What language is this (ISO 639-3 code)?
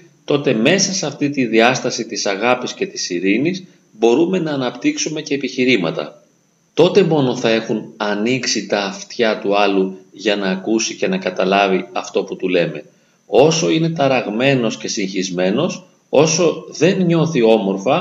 ell